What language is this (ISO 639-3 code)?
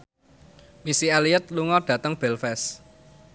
jav